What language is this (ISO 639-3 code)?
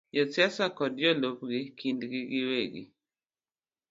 luo